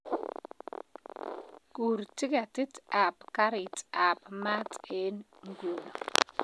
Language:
Kalenjin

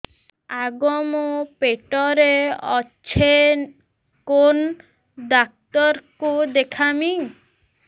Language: Odia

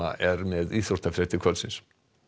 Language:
Icelandic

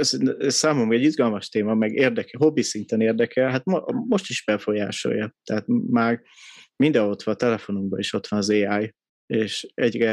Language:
Hungarian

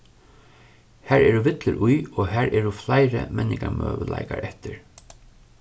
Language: Faroese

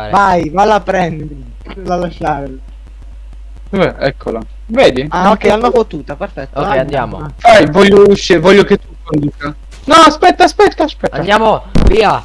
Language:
Italian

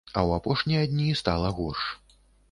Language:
Belarusian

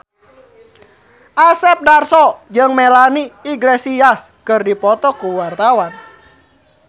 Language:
Sundanese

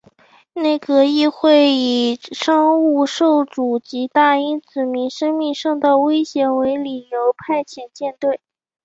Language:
Chinese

